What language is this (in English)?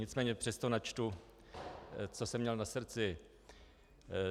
Czech